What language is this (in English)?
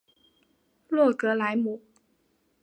Chinese